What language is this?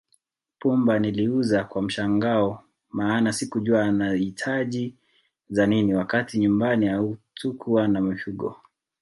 Swahili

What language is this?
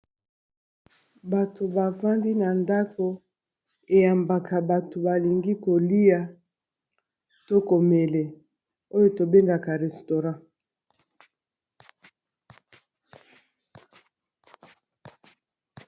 Lingala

